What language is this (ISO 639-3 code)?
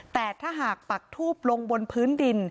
tha